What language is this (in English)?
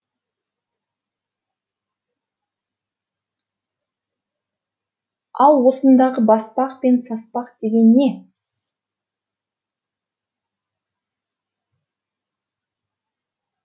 Kazakh